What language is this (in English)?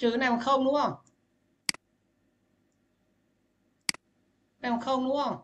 Vietnamese